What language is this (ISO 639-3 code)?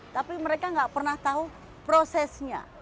ind